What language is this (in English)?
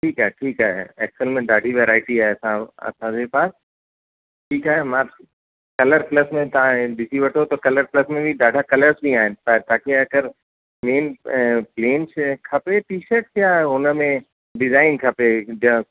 Sindhi